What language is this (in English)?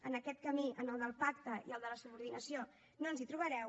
Catalan